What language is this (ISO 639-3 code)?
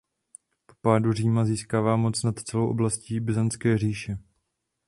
ces